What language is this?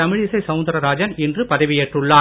Tamil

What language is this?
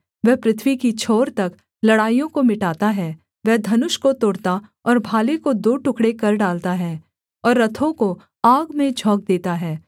Hindi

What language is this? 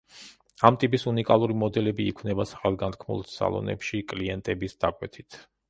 Georgian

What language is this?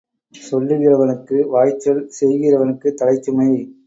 Tamil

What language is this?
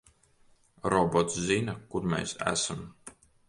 Latvian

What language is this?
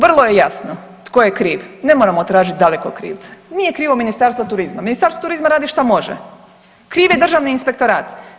Croatian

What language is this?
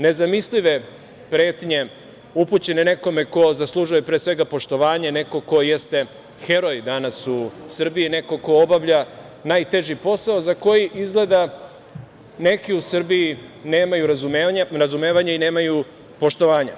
Serbian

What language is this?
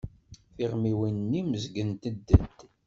Kabyle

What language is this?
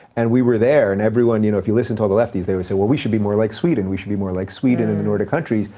English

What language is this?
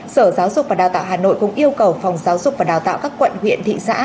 Vietnamese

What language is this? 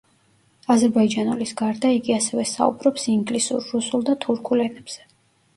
Georgian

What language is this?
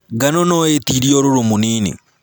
Kikuyu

